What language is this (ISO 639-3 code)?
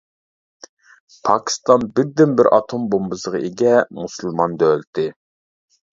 uig